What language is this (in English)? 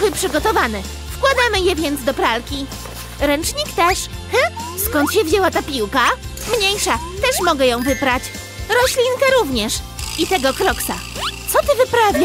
Polish